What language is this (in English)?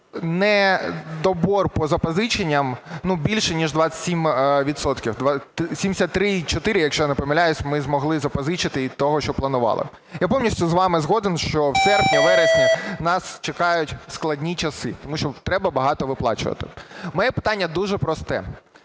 Ukrainian